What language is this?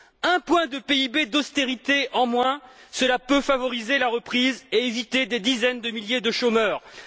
French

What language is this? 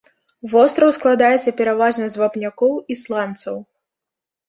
Belarusian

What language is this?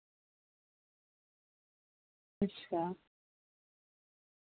Dogri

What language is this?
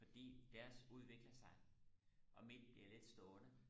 Danish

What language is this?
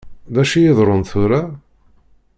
Kabyle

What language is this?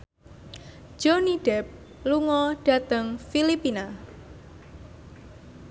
Javanese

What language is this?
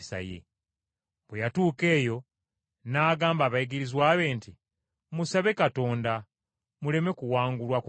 Ganda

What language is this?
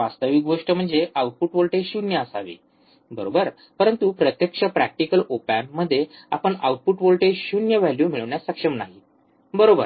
Marathi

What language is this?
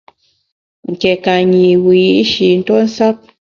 Bamun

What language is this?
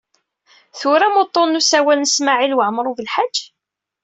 Kabyle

